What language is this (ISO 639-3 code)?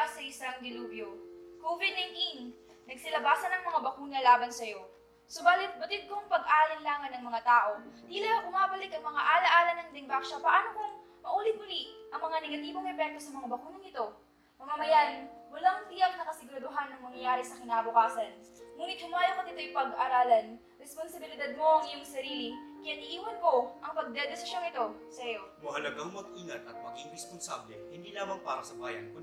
fil